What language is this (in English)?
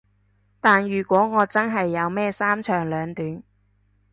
Cantonese